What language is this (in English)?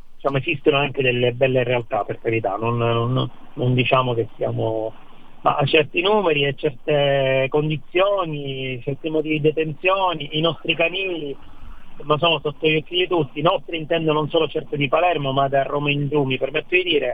Italian